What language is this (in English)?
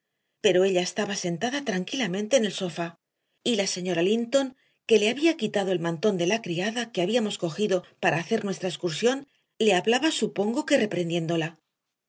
Spanish